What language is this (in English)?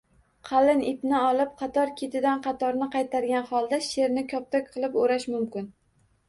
Uzbek